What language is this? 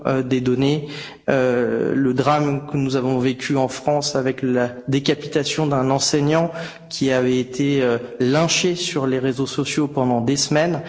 French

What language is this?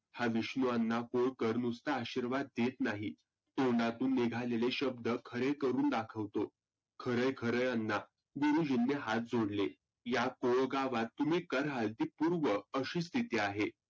Marathi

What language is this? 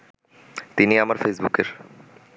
Bangla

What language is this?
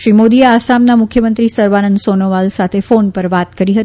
Gujarati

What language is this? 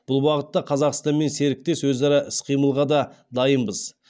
Kazakh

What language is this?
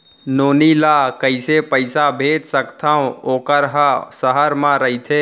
Chhattisgarhi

